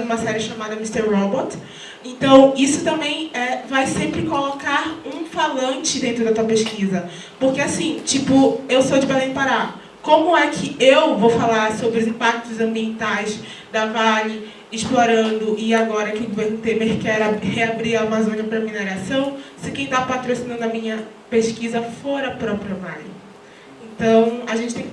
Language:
Portuguese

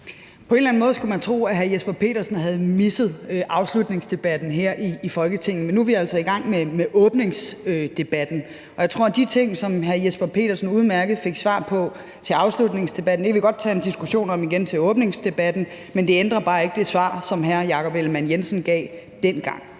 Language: Danish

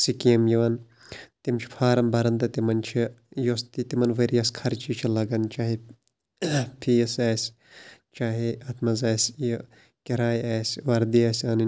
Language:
Kashmiri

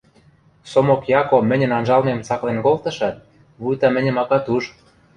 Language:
Western Mari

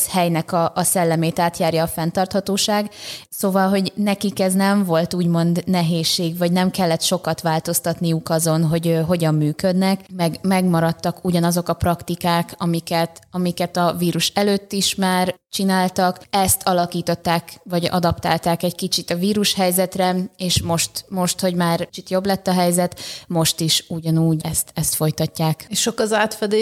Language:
Hungarian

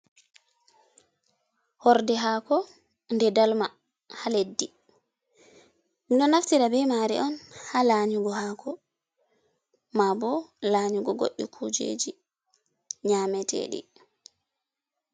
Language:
Fula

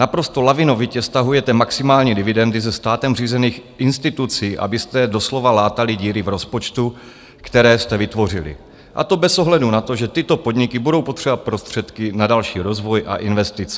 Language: Czech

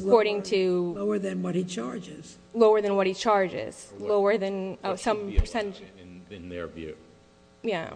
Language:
English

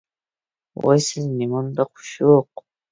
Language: Uyghur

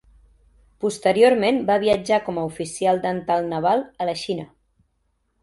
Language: Catalan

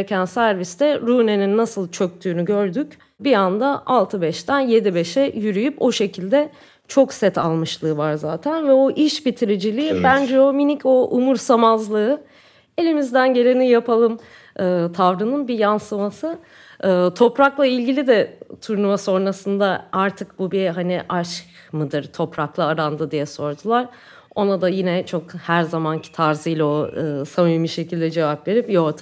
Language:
Turkish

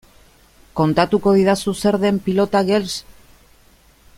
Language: Basque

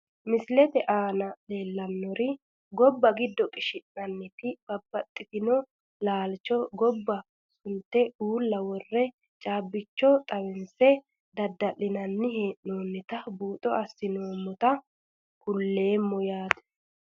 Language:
Sidamo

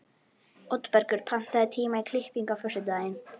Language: Icelandic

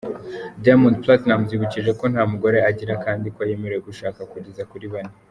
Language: Kinyarwanda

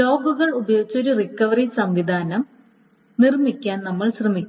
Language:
Malayalam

